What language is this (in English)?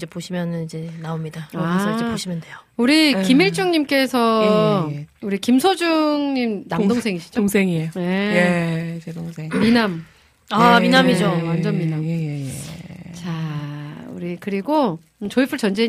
Korean